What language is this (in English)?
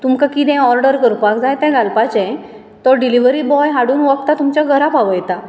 Konkani